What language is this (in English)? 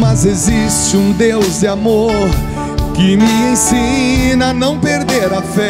Portuguese